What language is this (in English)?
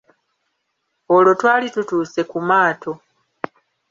Ganda